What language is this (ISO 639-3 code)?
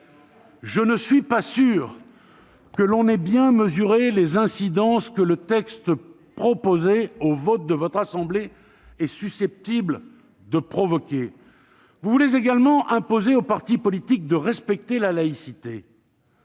fra